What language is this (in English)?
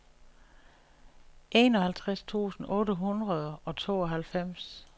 Danish